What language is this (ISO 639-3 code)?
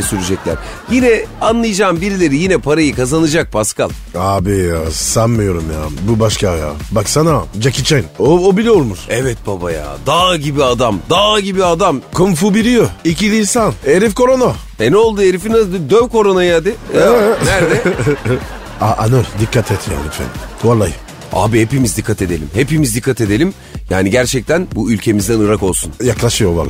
tur